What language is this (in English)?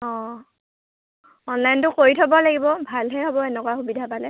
Assamese